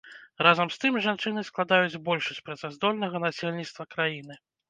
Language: Belarusian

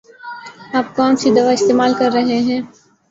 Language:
Urdu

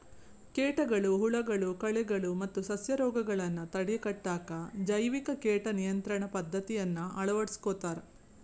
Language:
Kannada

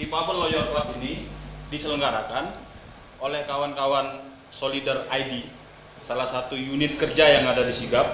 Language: Indonesian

